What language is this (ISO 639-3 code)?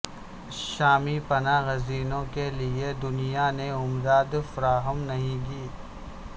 urd